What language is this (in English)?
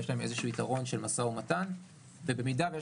Hebrew